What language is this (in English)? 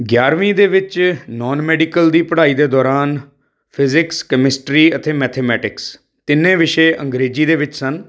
Punjabi